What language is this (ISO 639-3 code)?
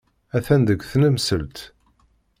kab